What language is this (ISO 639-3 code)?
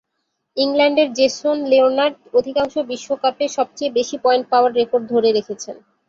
ben